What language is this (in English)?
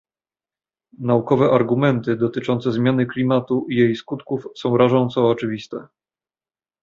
Polish